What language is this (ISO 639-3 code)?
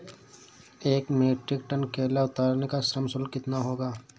hin